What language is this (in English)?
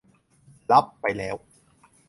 Thai